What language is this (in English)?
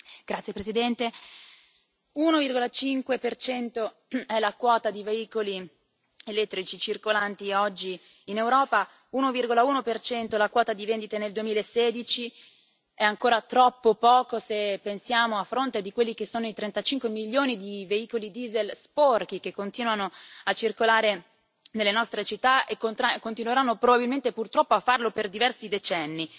Italian